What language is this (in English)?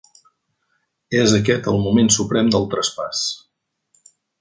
Catalan